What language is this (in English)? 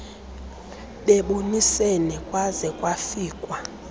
Xhosa